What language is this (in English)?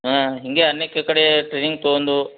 Kannada